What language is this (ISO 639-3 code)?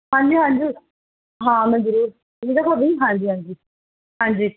pan